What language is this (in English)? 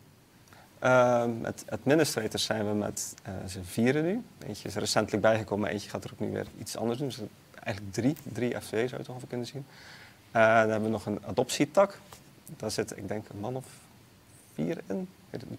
Dutch